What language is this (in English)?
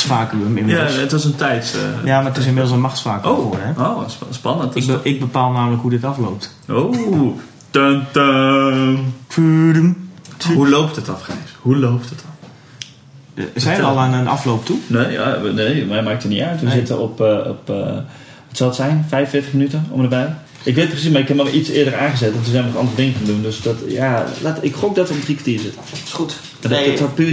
Dutch